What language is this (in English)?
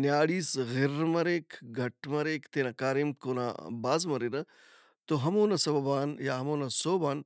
Brahui